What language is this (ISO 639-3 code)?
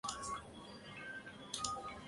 zho